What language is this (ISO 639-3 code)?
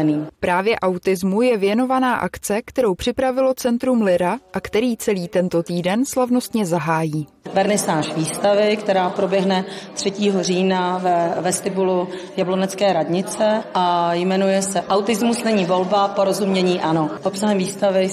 ces